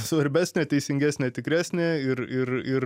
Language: Lithuanian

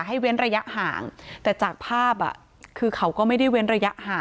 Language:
Thai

